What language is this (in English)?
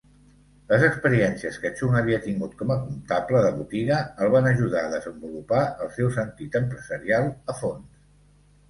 Catalan